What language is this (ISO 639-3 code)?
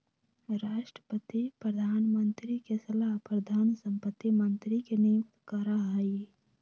mag